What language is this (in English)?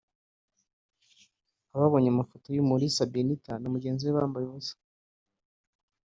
Kinyarwanda